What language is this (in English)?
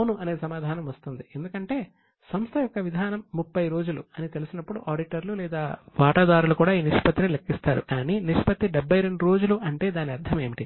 Telugu